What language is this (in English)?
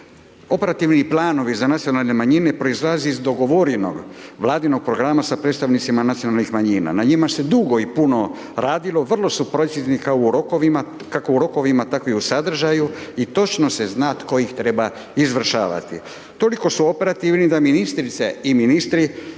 Croatian